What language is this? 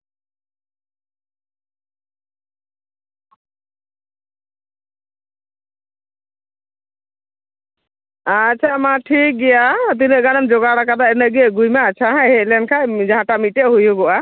Santali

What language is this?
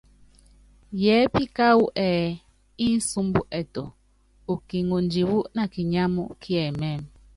Yangben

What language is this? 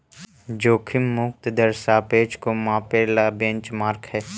Magahi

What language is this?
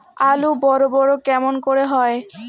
Bangla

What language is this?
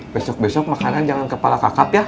Indonesian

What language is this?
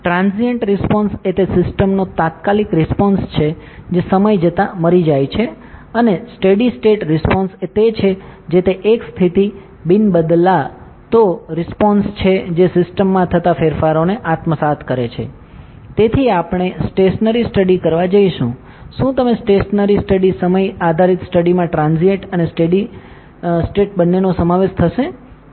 Gujarati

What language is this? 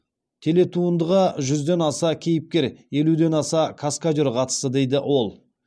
Kazakh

